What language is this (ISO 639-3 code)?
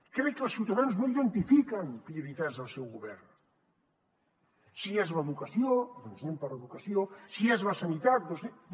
cat